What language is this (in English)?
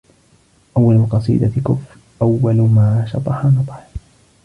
Arabic